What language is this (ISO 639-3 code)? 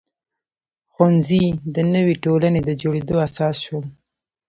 pus